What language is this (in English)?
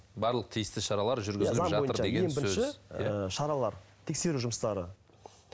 Kazakh